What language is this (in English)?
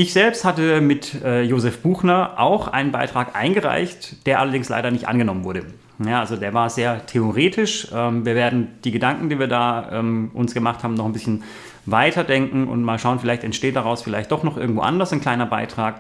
German